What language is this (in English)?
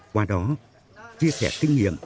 Vietnamese